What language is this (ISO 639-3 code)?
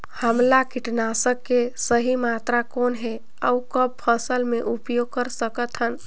hne